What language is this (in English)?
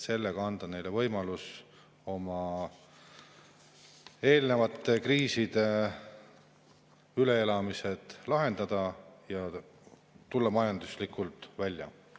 Estonian